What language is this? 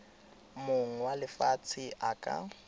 Tswana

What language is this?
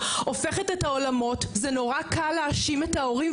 Hebrew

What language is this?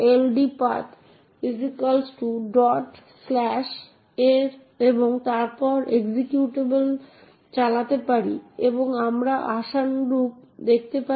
Bangla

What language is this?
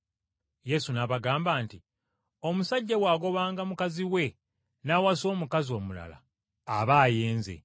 Ganda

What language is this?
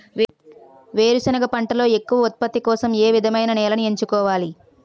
Telugu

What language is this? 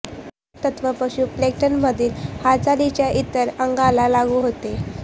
Marathi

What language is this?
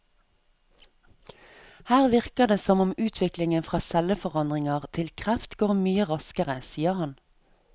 Norwegian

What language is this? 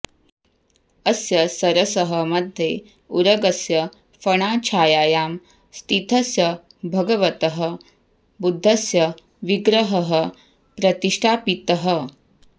Sanskrit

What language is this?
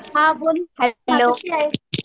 Marathi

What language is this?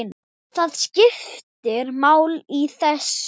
Icelandic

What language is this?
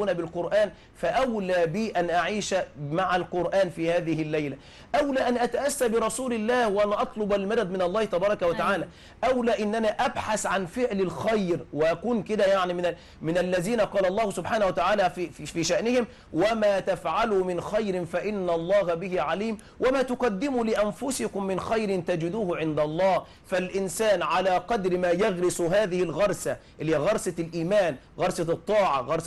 Arabic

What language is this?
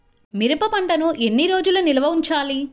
Telugu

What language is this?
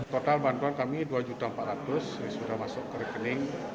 Indonesian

